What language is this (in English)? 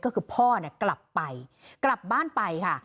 Thai